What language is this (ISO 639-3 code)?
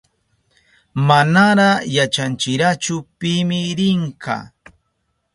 qup